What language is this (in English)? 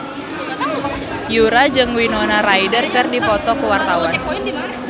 Sundanese